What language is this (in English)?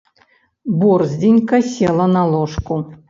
Belarusian